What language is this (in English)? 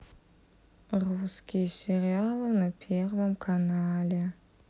Russian